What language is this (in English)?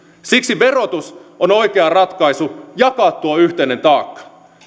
Finnish